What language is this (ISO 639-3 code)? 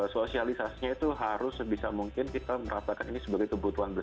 ind